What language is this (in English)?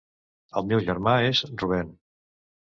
Catalan